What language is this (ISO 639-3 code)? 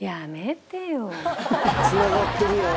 jpn